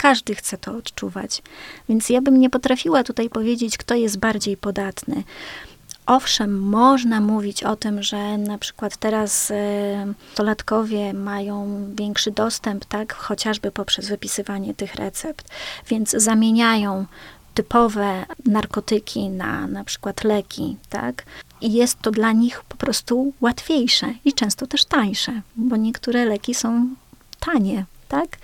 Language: Polish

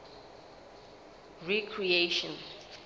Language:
Southern Sotho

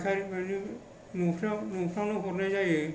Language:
Bodo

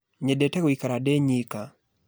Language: Kikuyu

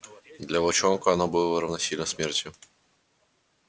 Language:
Russian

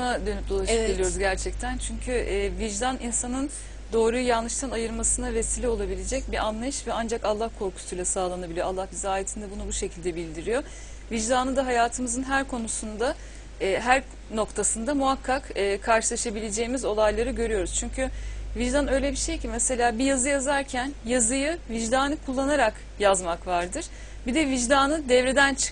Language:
Turkish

